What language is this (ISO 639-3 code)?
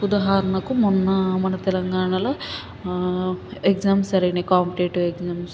tel